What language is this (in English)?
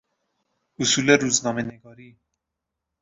Persian